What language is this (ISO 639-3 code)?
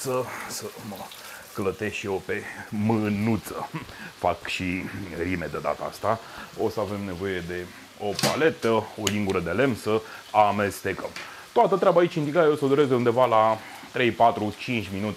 ron